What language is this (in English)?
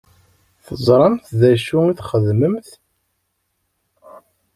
Kabyle